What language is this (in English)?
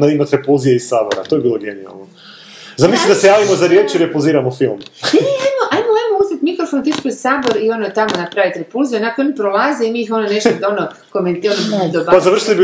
Croatian